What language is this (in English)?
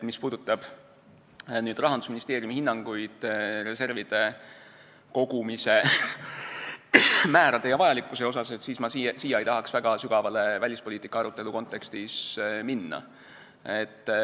Estonian